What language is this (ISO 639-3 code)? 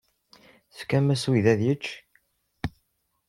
kab